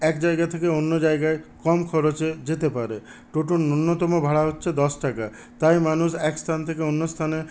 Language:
Bangla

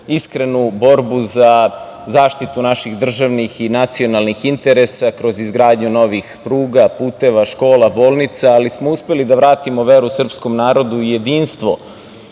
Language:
Serbian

